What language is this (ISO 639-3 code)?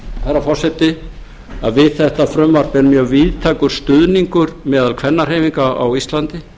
isl